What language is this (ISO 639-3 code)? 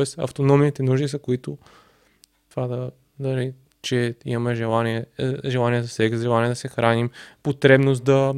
bul